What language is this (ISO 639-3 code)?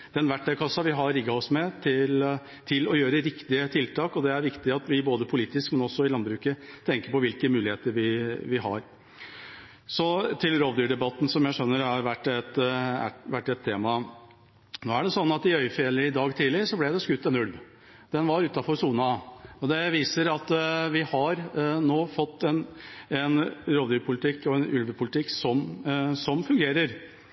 nob